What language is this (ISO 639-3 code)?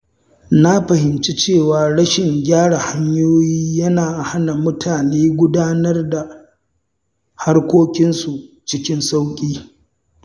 hau